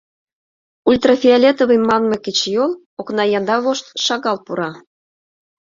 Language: Mari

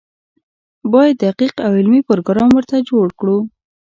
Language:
Pashto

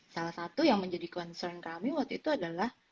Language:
Indonesian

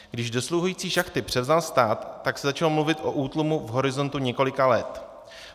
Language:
Czech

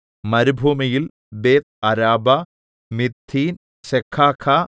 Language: Malayalam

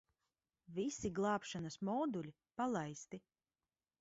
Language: Latvian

